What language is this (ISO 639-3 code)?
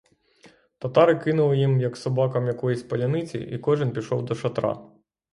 ukr